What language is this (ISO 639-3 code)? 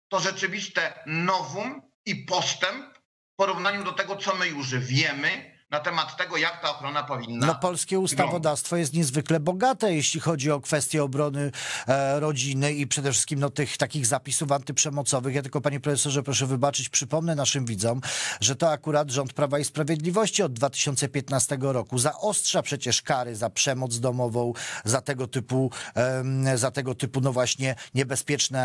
pol